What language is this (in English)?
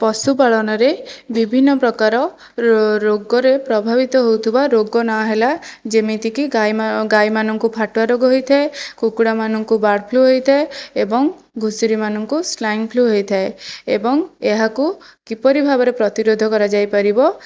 Odia